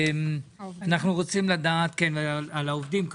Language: Hebrew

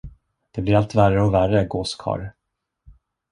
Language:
Swedish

